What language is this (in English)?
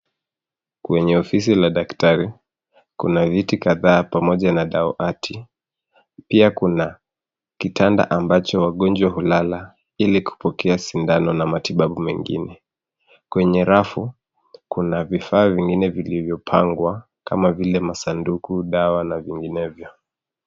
Swahili